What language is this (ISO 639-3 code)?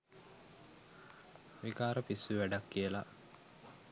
sin